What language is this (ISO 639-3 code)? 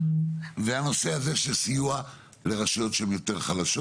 heb